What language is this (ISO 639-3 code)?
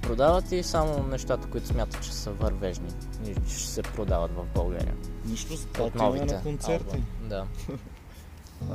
bul